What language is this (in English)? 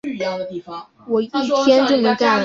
Chinese